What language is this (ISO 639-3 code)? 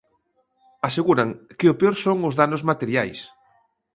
glg